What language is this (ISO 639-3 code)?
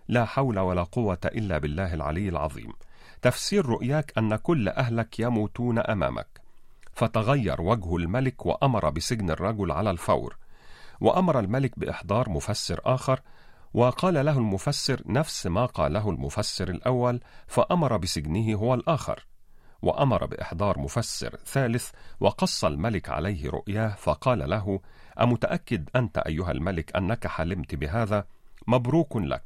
ara